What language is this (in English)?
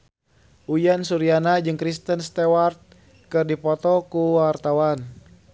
Sundanese